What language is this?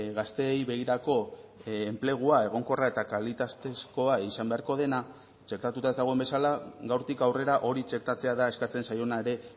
Basque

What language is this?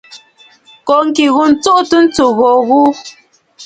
Bafut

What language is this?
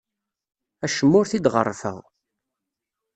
Kabyle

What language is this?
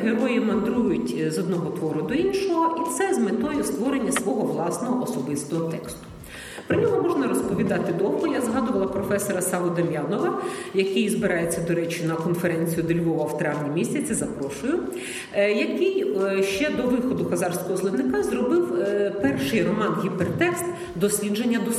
Ukrainian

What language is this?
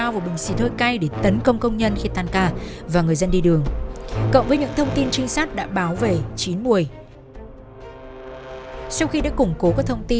Vietnamese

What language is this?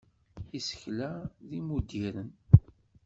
Kabyle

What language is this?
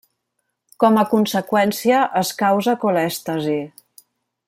Catalan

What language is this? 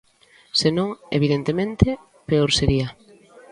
Galician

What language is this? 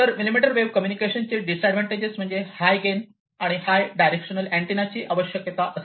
Marathi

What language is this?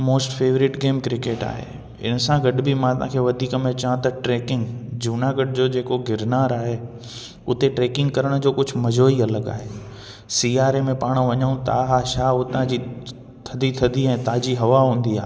Sindhi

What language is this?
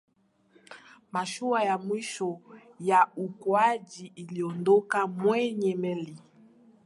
Swahili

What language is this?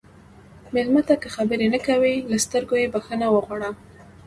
Pashto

